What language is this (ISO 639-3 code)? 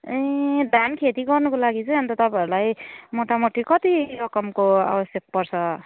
nep